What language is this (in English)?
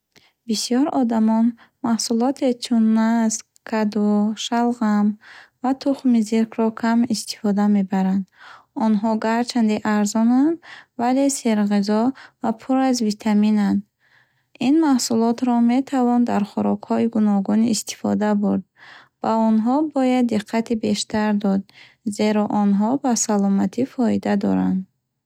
Bukharic